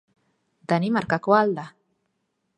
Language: Basque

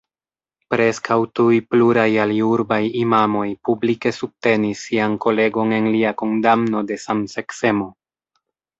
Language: Esperanto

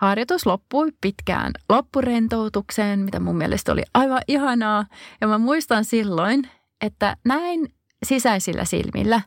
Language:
Finnish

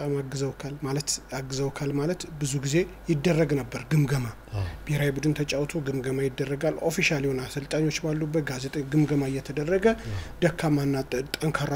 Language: Turkish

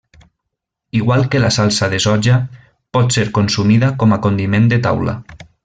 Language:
Catalan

